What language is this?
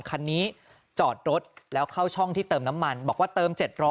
Thai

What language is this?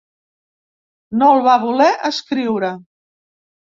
Catalan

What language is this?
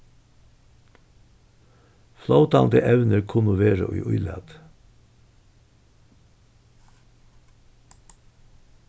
Faroese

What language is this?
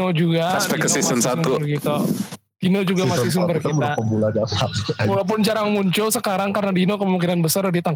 Indonesian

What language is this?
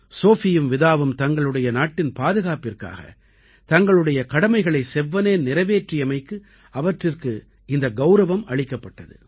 Tamil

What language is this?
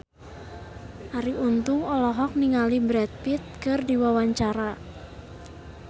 Sundanese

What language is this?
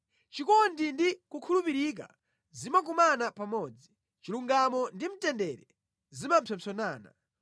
Nyanja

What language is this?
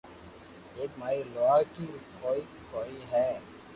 Loarki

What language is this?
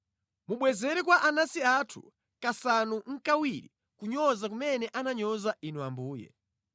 Nyanja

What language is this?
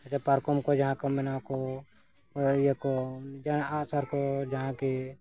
Santali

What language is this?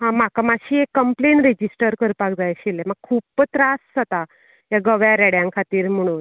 Konkani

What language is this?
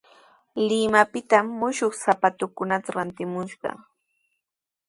Sihuas Ancash Quechua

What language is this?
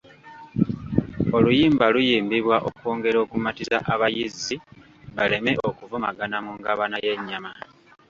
Ganda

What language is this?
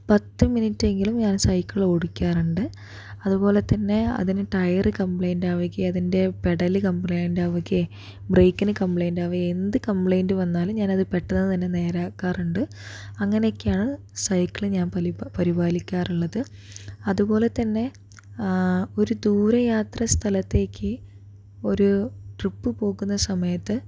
Malayalam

